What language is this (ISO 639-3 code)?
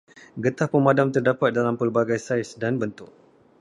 msa